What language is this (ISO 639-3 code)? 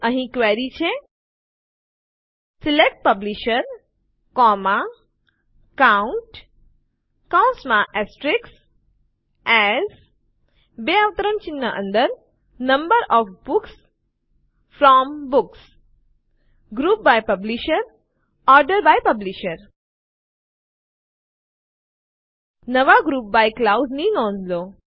guj